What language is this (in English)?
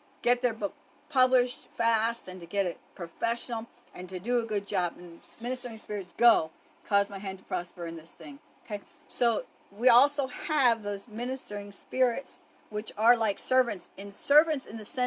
English